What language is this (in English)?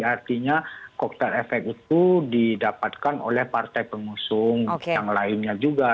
Indonesian